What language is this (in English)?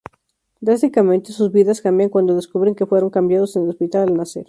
Spanish